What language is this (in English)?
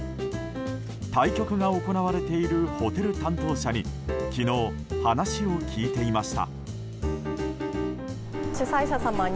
Japanese